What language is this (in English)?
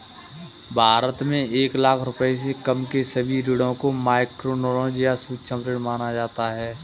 Hindi